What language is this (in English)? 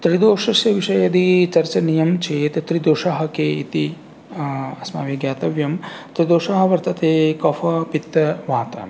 Sanskrit